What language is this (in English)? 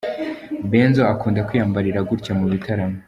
Kinyarwanda